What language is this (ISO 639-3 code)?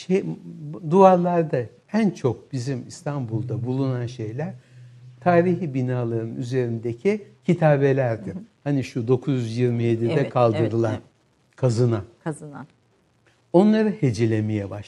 tur